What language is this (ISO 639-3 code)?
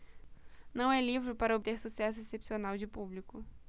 por